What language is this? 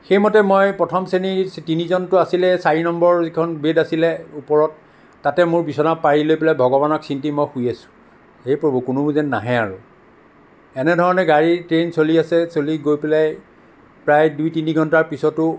Assamese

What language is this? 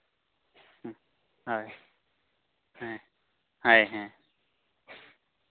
Santali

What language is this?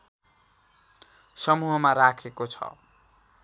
Nepali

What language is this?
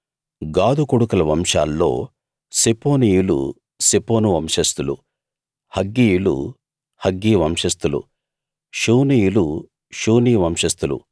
Telugu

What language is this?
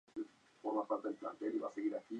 Spanish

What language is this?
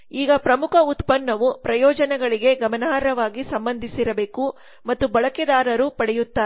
Kannada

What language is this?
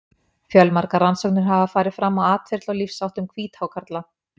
Icelandic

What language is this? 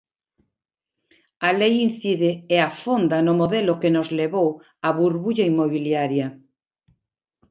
Galician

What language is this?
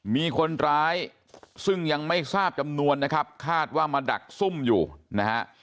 Thai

